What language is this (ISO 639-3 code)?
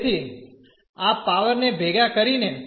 guj